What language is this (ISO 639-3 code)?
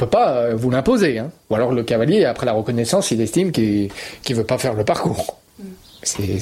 fra